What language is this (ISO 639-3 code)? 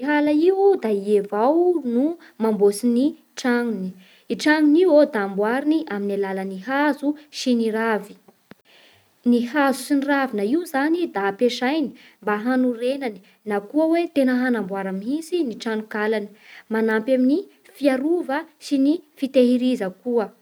bhr